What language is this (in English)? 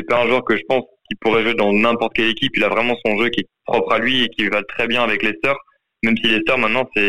French